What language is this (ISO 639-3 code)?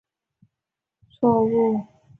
zho